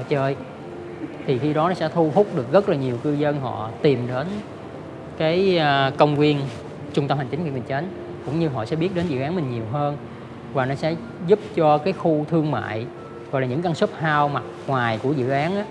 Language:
Vietnamese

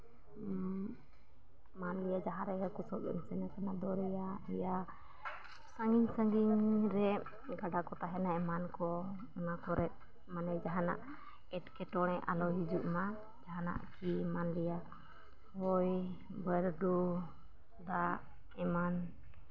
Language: Santali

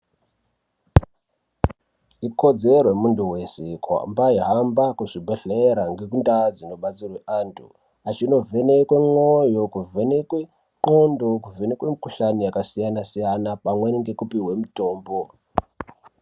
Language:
Ndau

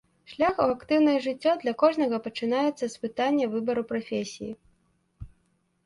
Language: Belarusian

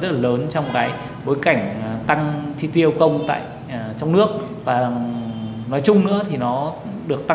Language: Vietnamese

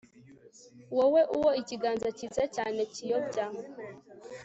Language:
Kinyarwanda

